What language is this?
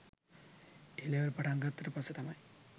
Sinhala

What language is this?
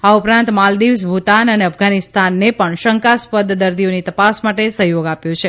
Gujarati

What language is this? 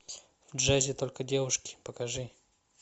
Russian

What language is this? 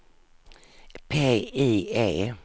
Swedish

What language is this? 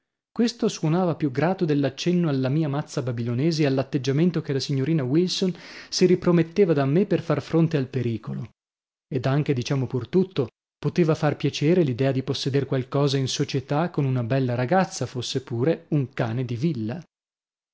Italian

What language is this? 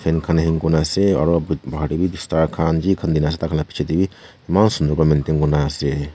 Naga Pidgin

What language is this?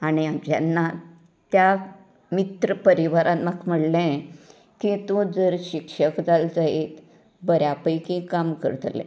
Konkani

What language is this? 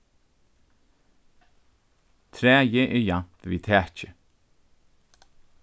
Faroese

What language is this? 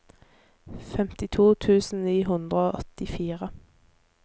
Norwegian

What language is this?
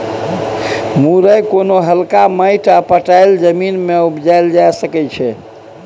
Maithili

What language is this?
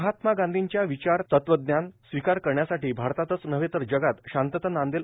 Marathi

